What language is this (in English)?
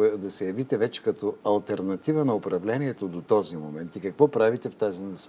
Bulgarian